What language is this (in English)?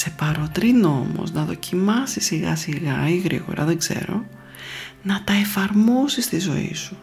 Greek